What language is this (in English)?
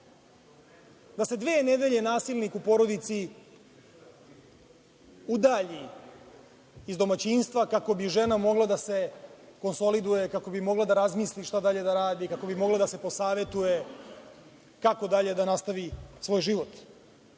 Serbian